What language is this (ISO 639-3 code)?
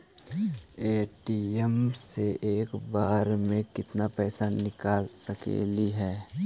mag